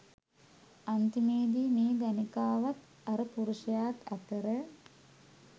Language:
Sinhala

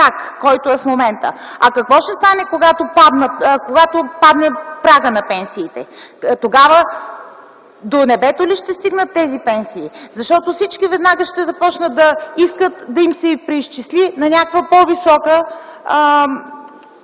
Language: Bulgarian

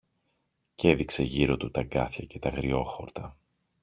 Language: Greek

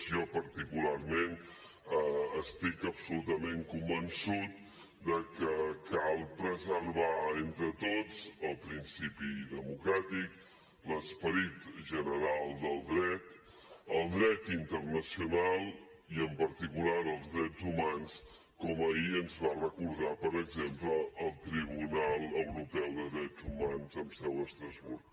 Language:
Catalan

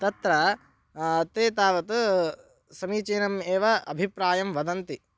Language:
Sanskrit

